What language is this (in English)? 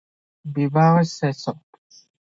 Odia